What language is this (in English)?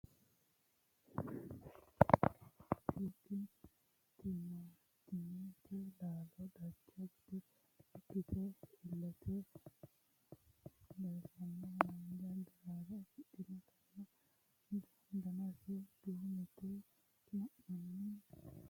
Sidamo